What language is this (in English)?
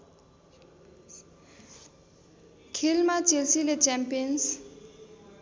Nepali